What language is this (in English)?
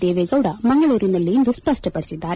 Kannada